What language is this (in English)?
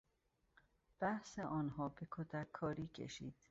Persian